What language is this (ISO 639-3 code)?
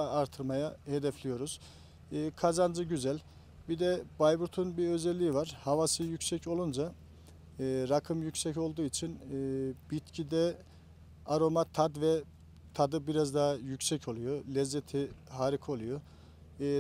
tur